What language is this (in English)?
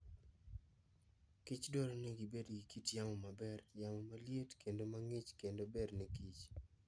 Luo (Kenya and Tanzania)